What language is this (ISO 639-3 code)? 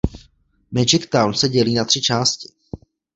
ces